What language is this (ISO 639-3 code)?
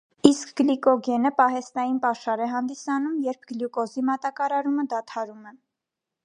hye